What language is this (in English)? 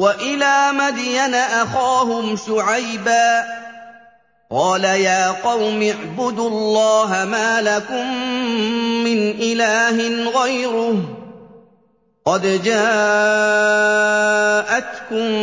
Arabic